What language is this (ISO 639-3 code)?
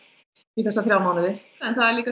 isl